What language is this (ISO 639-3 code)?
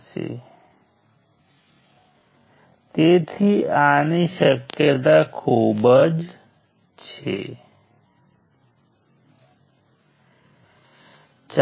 guj